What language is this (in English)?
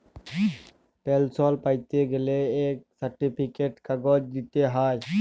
Bangla